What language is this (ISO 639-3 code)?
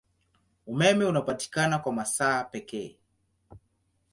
swa